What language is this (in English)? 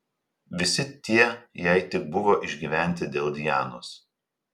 Lithuanian